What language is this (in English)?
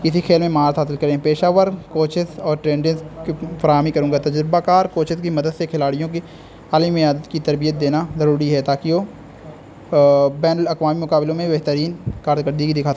Urdu